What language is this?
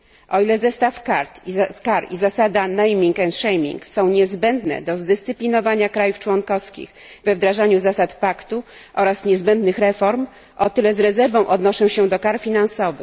Polish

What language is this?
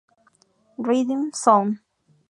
Spanish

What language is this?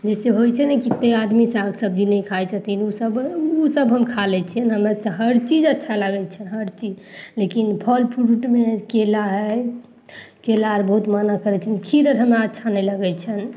Maithili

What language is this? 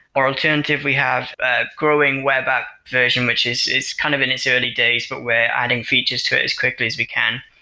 English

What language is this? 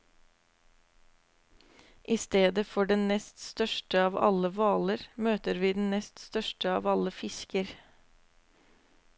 Norwegian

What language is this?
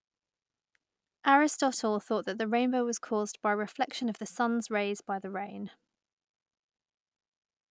English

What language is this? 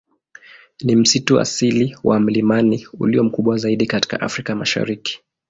Swahili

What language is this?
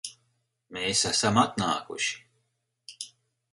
Latvian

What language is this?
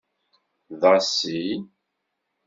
Kabyle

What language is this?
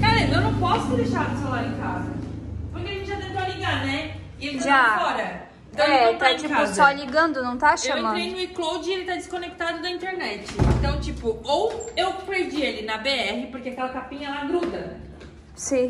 Portuguese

